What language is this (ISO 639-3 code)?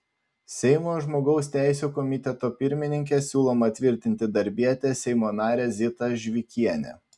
lit